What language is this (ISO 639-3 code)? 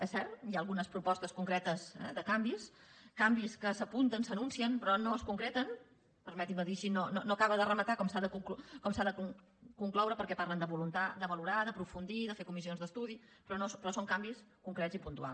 cat